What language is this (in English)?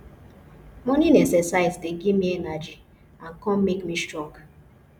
Nigerian Pidgin